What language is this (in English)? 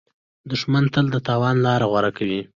Pashto